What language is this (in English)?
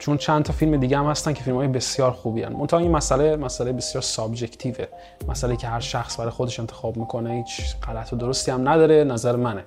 Persian